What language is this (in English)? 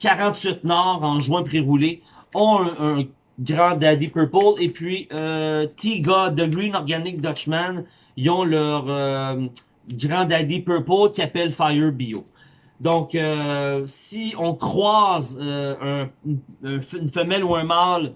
French